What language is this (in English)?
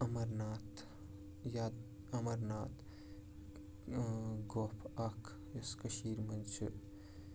Kashmiri